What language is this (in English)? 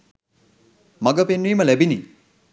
Sinhala